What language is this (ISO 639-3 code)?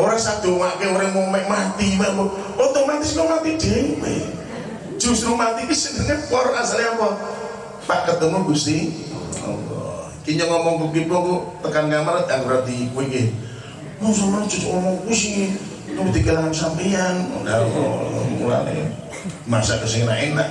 ind